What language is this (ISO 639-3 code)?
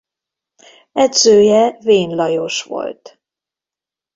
hun